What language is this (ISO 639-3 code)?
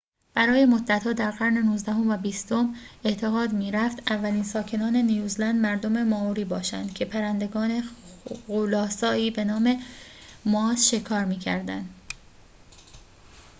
fas